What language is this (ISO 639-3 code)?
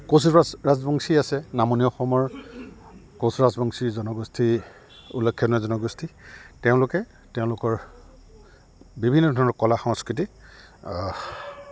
asm